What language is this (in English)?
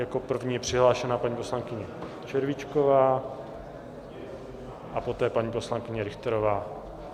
Czech